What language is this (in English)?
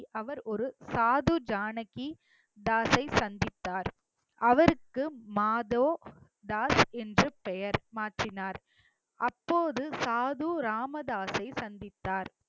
Tamil